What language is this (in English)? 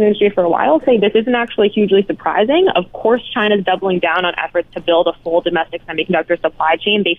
English